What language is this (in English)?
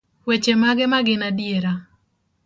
Luo (Kenya and Tanzania)